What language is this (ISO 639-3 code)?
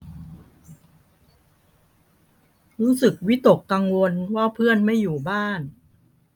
tha